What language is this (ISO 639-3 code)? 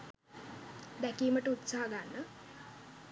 sin